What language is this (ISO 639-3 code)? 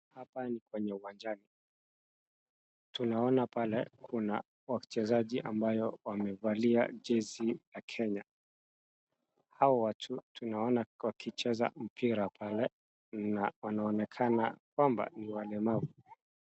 swa